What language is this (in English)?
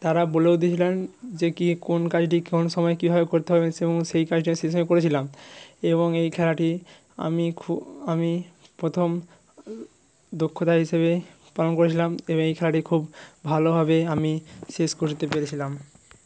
Bangla